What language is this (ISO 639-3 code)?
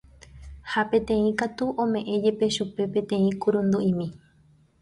grn